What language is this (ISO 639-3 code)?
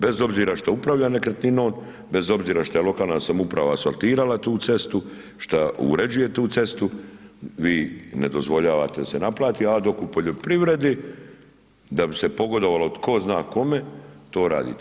hrv